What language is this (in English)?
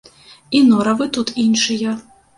Belarusian